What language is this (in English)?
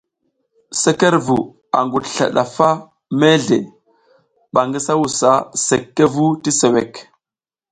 South Giziga